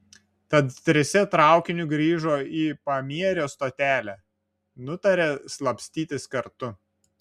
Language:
Lithuanian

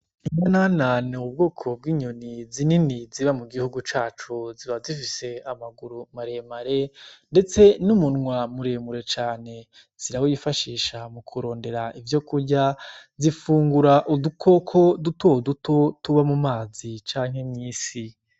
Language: Rundi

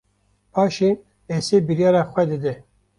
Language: Kurdish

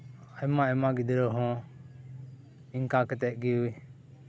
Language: Santali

